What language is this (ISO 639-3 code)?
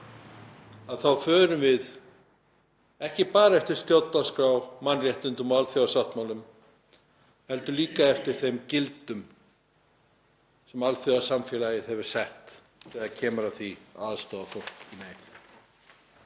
isl